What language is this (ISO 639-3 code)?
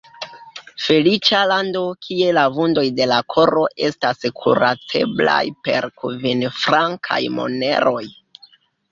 epo